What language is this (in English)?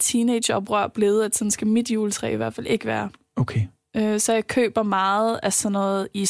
Danish